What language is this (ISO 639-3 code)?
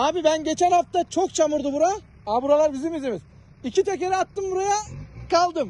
tur